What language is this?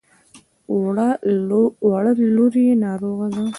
Pashto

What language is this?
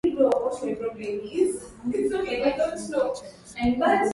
Swahili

